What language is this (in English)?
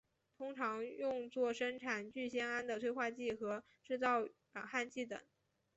Chinese